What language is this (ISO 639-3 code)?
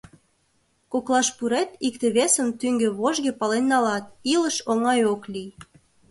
chm